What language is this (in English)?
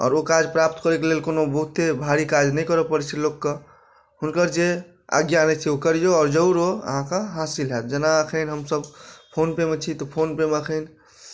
Maithili